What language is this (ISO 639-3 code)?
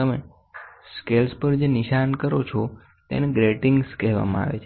guj